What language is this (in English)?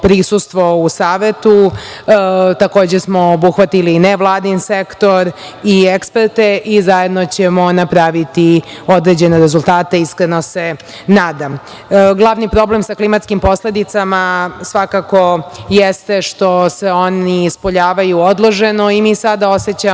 Serbian